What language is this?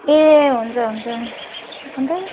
Nepali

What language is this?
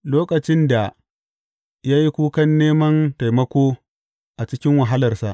Hausa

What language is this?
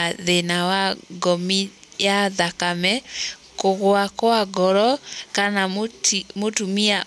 Kikuyu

